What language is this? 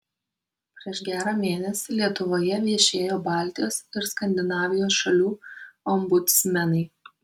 Lithuanian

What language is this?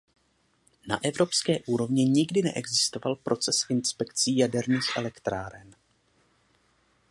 Czech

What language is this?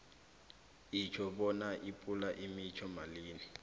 South Ndebele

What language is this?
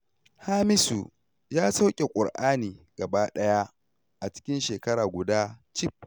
Hausa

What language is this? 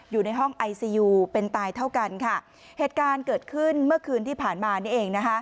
Thai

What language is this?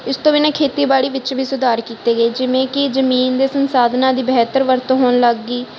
Punjabi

